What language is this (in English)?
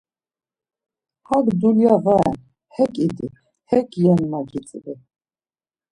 Laz